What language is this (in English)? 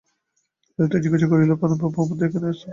Bangla